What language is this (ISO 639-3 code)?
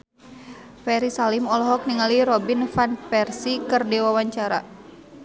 sun